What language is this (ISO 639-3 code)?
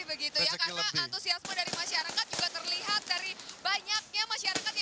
ind